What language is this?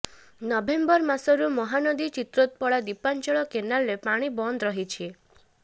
Odia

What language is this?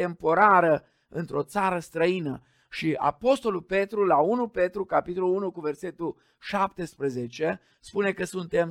Romanian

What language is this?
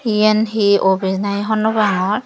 Chakma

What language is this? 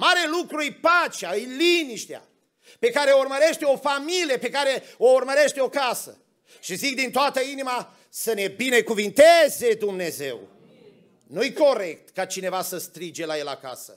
Romanian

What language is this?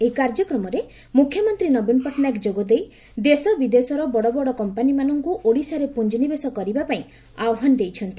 Odia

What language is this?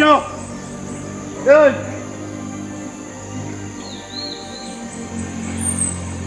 Filipino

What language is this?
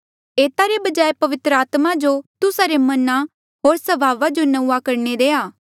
Mandeali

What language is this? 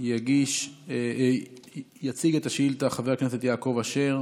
Hebrew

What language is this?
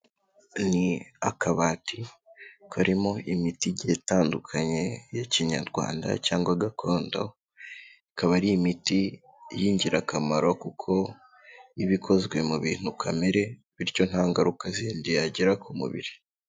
Kinyarwanda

